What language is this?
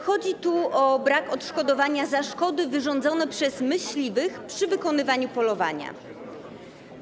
Polish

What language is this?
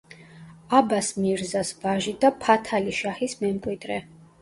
Georgian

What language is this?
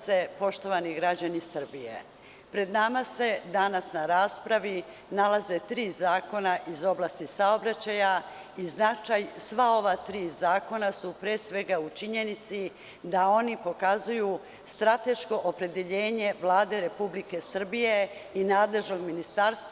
Serbian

